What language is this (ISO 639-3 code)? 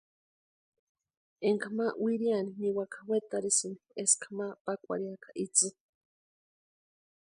pua